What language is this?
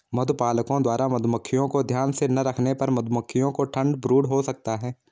Hindi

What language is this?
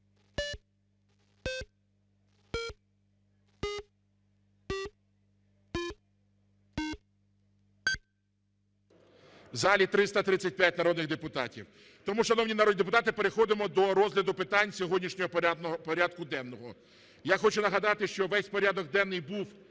Ukrainian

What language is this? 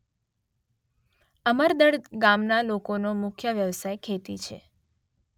Gujarati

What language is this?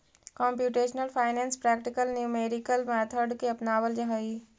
Magahi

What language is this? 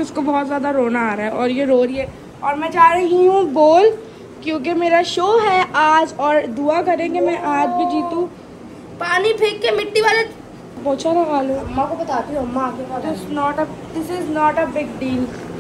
Hindi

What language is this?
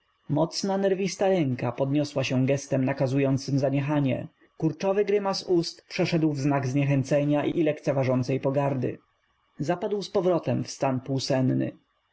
Polish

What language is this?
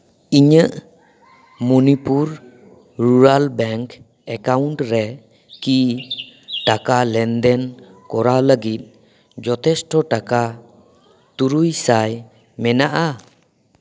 Santali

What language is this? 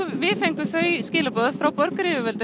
Icelandic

